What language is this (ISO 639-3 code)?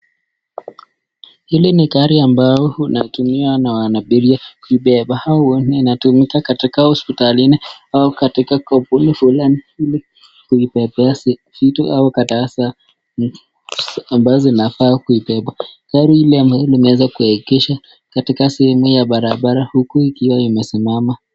swa